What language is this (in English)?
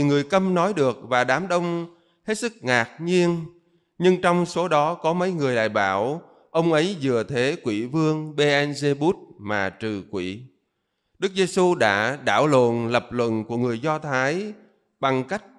Vietnamese